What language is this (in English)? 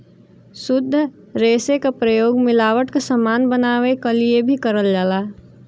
Bhojpuri